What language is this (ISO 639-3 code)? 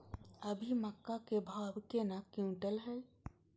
mai